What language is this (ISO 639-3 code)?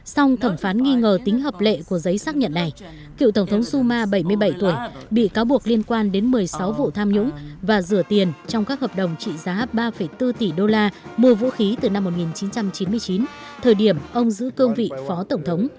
vie